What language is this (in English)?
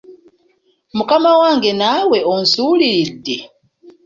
Ganda